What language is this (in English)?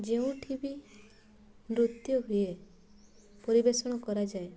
Odia